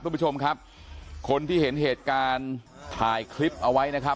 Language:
Thai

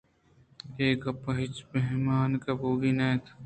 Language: Eastern Balochi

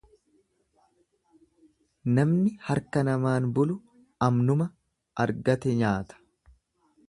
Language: Oromo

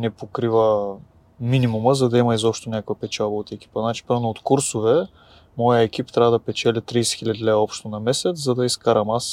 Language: Bulgarian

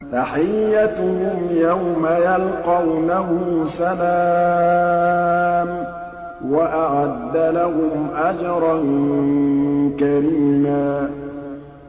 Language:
Arabic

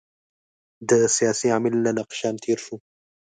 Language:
Pashto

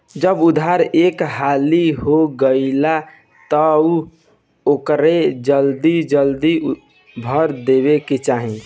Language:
Bhojpuri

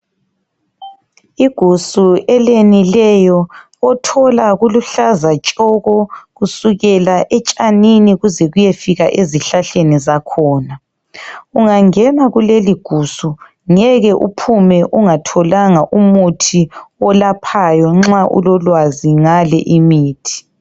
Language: North Ndebele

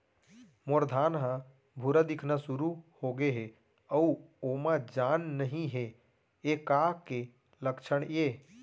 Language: Chhattisgarhi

